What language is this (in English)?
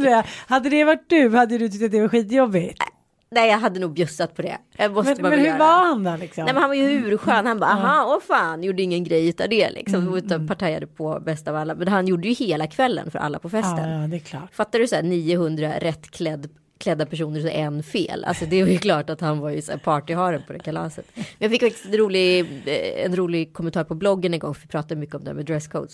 Swedish